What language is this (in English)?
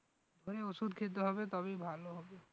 Bangla